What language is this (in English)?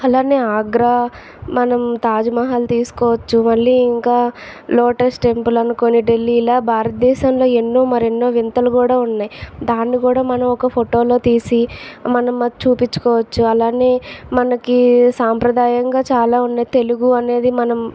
Telugu